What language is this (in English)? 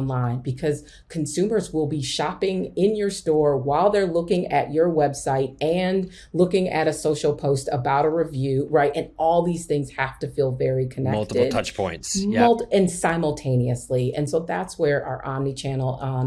English